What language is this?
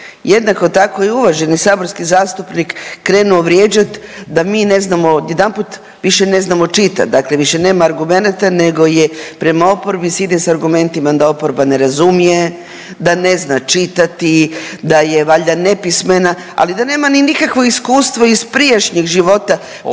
Croatian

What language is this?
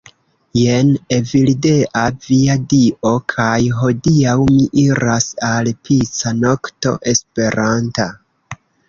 Esperanto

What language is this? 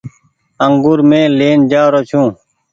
Goaria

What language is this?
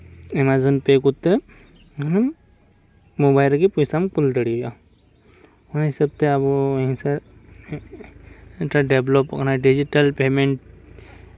Santali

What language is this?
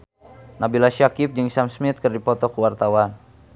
Sundanese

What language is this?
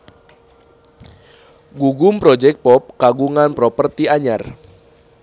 Sundanese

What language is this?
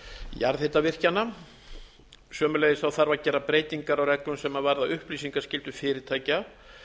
Icelandic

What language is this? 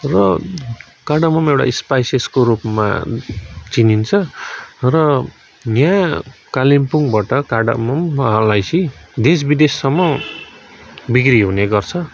Nepali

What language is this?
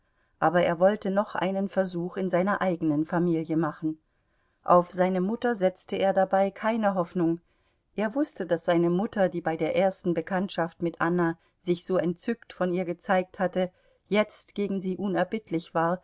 German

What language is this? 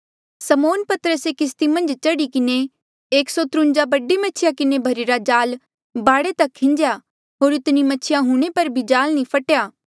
Mandeali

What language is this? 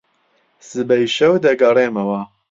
Central Kurdish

